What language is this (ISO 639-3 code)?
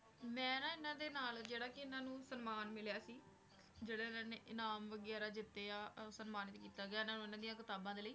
pan